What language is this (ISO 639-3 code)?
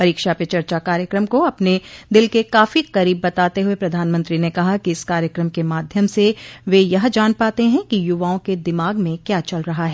hin